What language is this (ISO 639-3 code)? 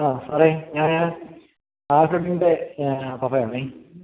mal